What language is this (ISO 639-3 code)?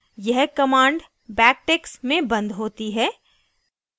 hin